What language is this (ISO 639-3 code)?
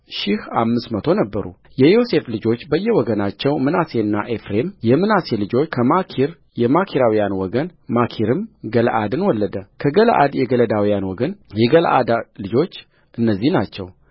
amh